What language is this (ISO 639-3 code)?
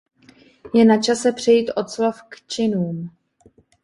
ces